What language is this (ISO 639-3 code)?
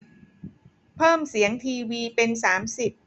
tha